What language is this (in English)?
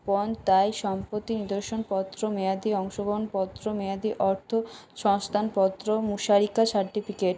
Bangla